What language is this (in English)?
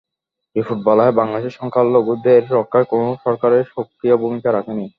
Bangla